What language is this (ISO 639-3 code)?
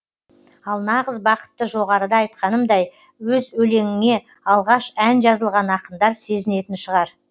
kaz